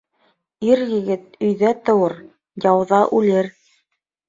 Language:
Bashkir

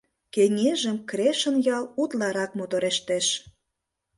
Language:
Mari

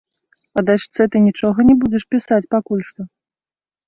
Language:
Belarusian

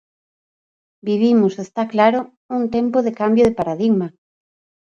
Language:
Galician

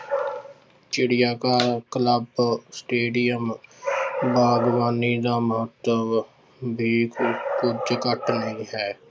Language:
Punjabi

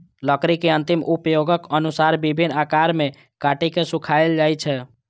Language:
Maithili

